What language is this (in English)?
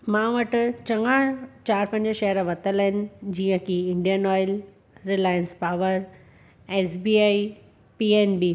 Sindhi